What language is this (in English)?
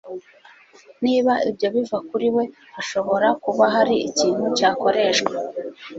Kinyarwanda